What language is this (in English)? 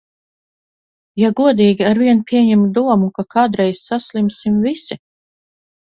Latvian